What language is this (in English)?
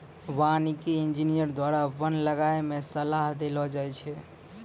Maithili